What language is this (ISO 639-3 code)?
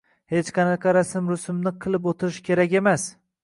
uzb